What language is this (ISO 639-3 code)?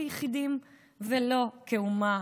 heb